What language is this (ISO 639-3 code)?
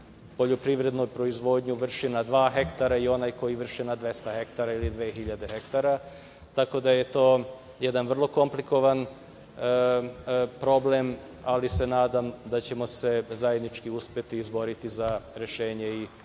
srp